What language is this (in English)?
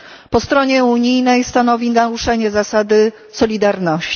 Polish